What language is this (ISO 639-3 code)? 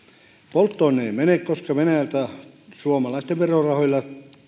fin